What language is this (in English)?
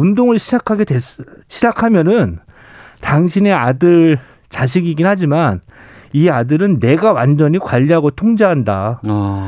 Korean